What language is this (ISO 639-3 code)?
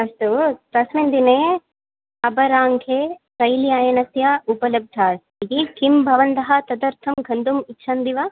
san